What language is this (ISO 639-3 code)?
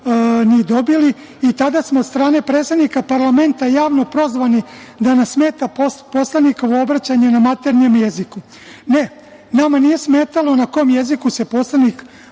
srp